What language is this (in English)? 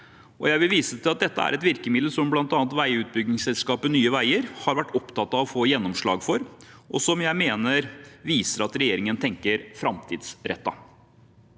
Norwegian